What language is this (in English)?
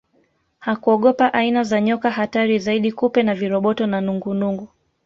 Swahili